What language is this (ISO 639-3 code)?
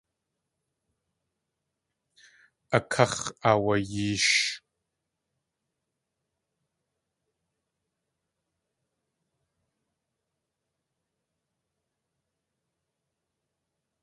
tli